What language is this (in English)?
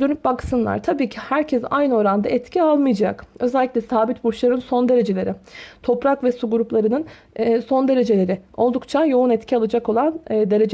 Turkish